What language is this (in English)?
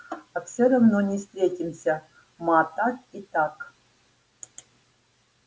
Russian